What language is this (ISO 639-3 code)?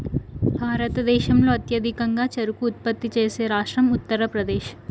tel